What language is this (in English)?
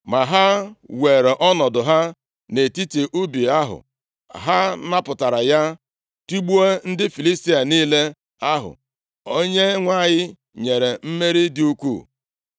Igbo